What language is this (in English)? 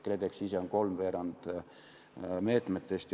Estonian